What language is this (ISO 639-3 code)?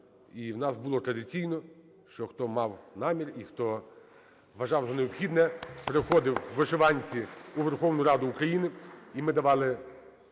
ukr